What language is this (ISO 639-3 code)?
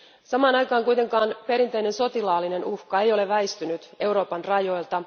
fin